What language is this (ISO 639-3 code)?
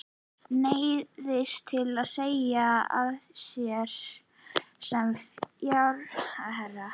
isl